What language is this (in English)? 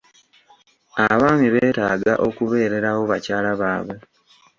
Ganda